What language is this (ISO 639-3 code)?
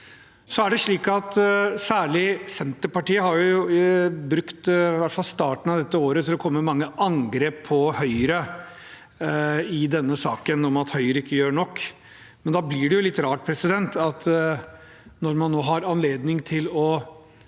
nor